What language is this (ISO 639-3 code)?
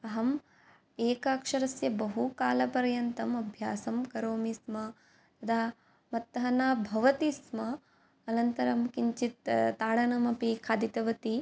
san